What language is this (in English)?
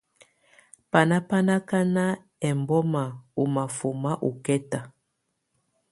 Tunen